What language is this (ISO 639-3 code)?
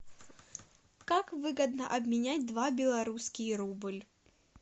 rus